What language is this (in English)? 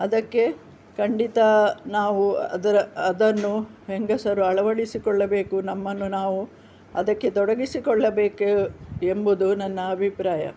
Kannada